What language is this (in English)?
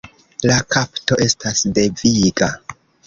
Esperanto